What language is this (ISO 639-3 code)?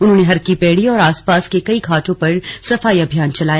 hin